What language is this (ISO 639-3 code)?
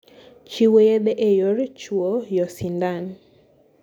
luo